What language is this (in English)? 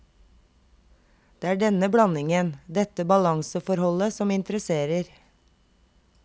Norwegian